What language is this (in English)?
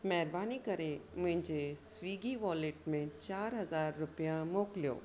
Sindhi